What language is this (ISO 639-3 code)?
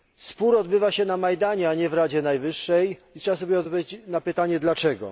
pol